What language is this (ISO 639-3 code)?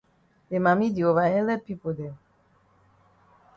wes